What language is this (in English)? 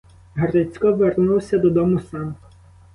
Ukrainian